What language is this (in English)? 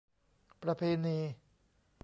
Thai